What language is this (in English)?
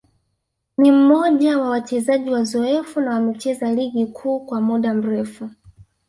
Swahili